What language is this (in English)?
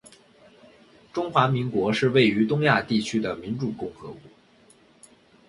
Chinese